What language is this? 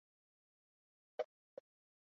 Chinese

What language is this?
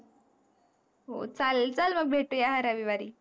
Marathi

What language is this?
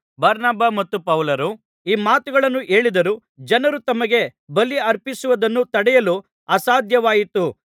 Kannada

